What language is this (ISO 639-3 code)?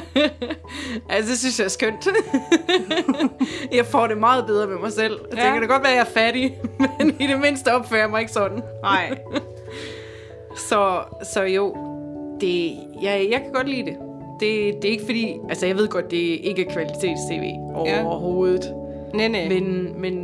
dan